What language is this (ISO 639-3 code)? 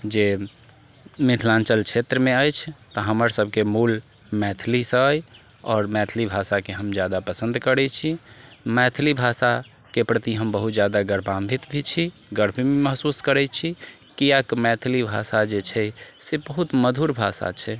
mai